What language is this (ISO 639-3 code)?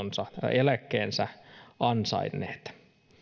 fin